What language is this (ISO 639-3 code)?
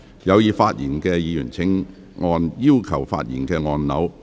yue